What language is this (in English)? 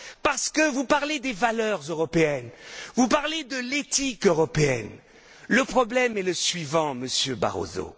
French